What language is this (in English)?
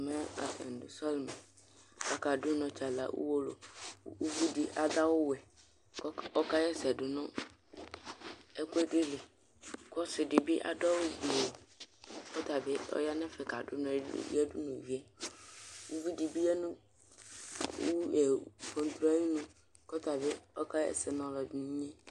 Ikposo